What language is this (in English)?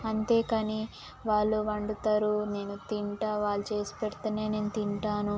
Telugu